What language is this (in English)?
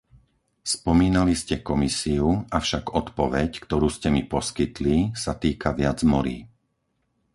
Slovak